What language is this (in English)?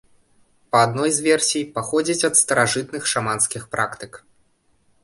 Belarusian